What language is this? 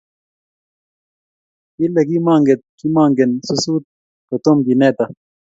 Kalenjin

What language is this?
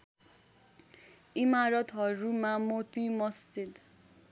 Nepali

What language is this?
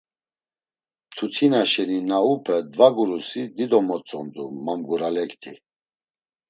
Laz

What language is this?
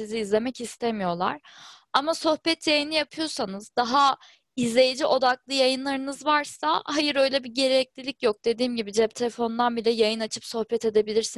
Turkish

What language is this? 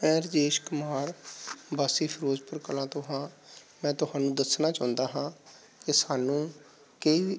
Punjabi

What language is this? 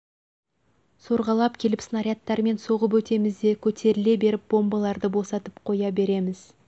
Kazakh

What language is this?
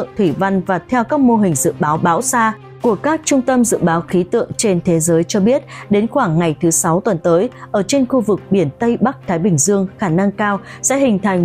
Vietnamese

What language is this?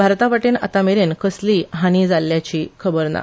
Konkani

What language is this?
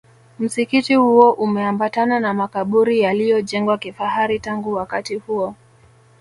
Swahili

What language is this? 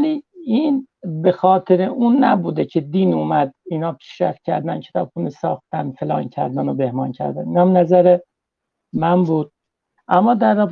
Persian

